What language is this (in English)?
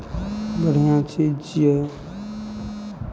Maithili